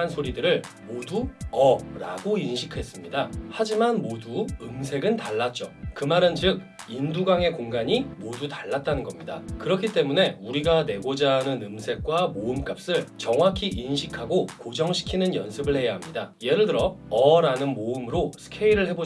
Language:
Korean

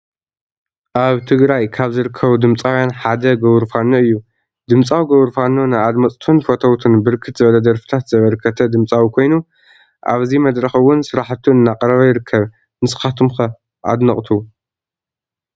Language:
Tigrinya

